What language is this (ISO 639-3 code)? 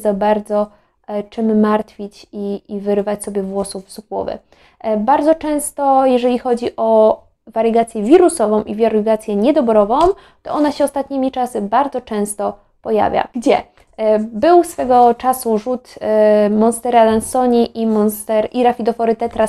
pol